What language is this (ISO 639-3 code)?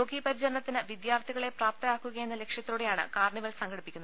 mal